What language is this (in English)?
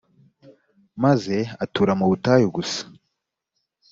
Kinyarwanda